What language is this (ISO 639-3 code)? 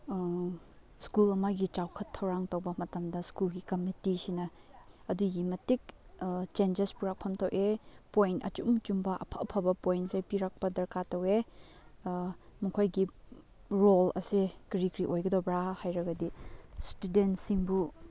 mni